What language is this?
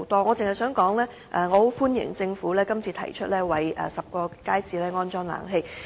Cantonese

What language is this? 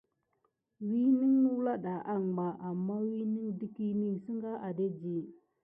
Gidar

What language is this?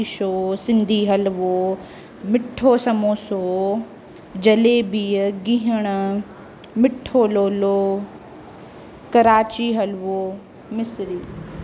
Sindhi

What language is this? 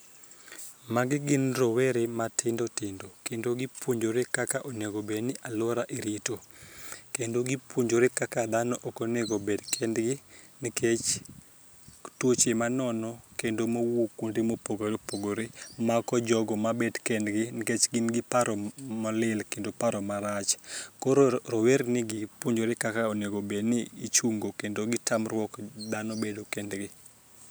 Luo (Kenya and Tanzania)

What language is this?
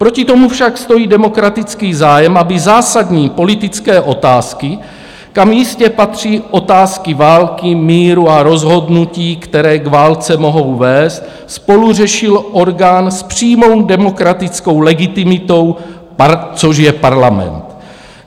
Czech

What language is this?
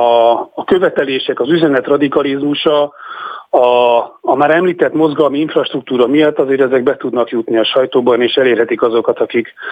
Hungarian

